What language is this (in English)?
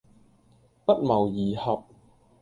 Cantonese